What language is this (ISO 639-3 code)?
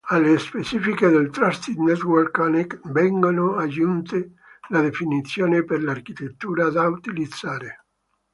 ita